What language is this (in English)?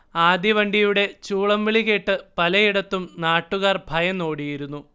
Malayalam